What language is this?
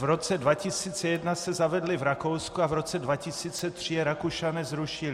Czech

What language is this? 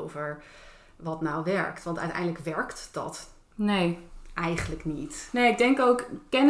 Dutch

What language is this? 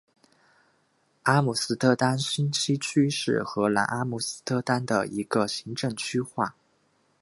Chinese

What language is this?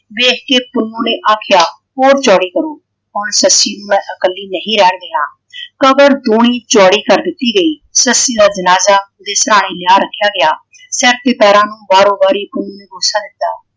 Punjabi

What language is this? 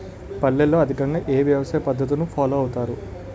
Telugu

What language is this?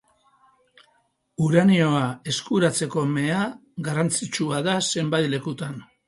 Basque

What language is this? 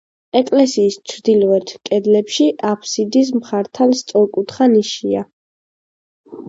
Georgian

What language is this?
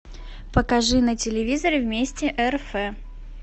Russian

